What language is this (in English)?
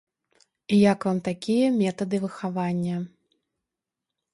Belarusian